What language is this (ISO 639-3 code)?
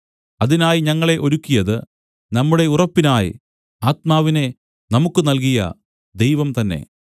mal